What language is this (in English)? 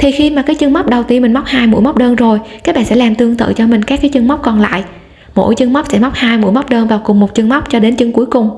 Vietnamese